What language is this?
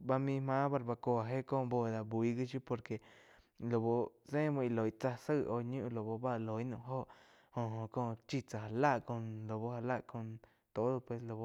Quiotepec Chinantec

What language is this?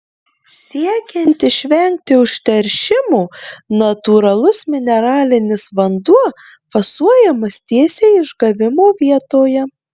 Lithuanian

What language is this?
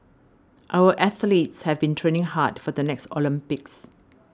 English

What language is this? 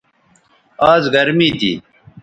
Bateri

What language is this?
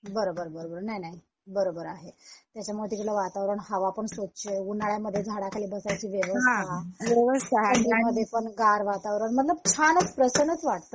Marathi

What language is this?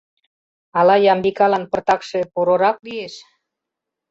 Mari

